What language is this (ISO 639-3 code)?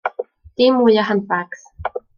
cym